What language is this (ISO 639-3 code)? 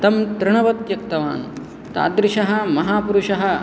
san